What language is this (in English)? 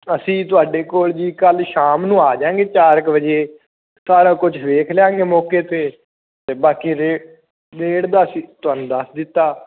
Punjabi